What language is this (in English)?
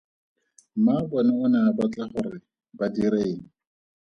Tswana